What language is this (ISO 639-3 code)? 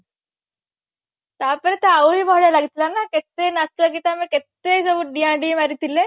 ori